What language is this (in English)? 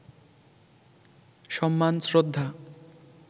Bangla